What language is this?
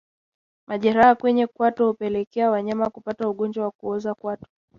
Swahili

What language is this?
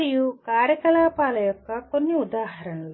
Telugu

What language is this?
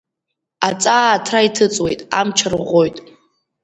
Abkhazian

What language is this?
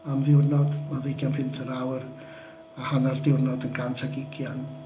Welsh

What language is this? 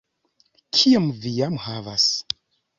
Esperanto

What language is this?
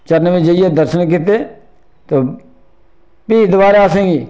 Dogri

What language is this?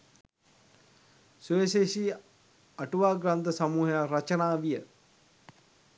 Sinhala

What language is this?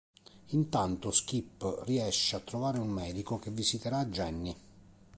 Italian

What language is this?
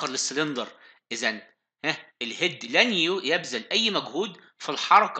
Arabic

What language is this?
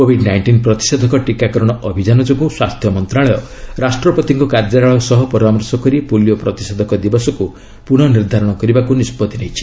Odia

